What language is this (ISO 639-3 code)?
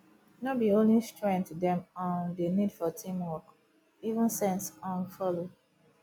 pcm